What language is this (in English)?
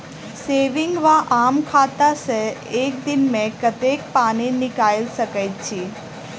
Maithili